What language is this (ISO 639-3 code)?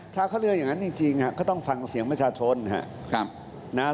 tha